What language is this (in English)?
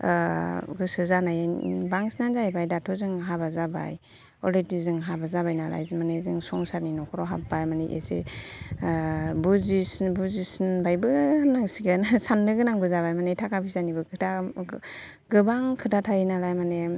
Bodo